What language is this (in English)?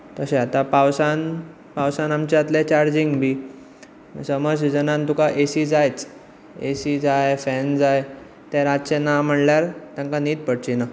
Konkani